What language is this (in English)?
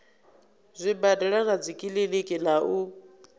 Venda